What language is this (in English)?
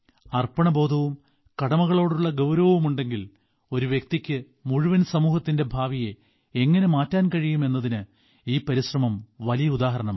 Malayalam